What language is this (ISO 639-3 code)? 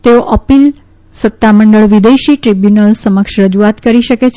guj